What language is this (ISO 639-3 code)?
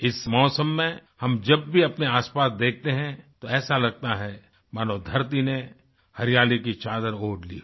hin